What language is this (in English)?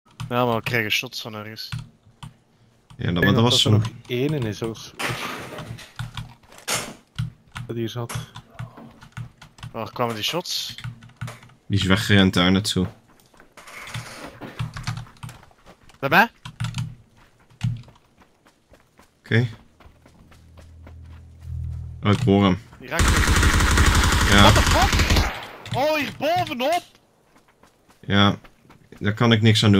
Dutch